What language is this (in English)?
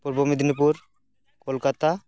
Santali